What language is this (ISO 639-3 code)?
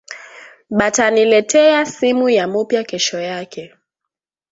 swa